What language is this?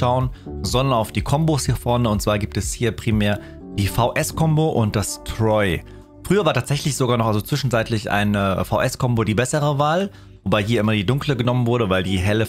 German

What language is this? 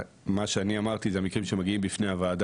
Hebrew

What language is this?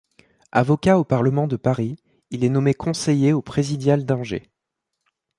French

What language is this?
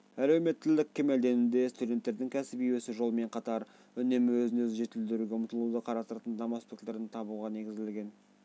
Kazakh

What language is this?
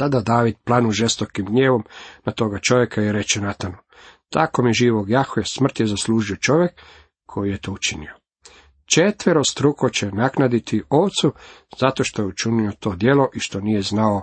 Croatian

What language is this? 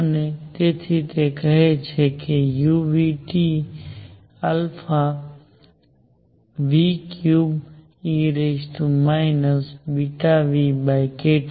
Gujarati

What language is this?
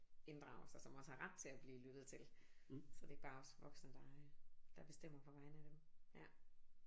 Danish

